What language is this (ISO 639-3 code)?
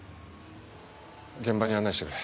jpn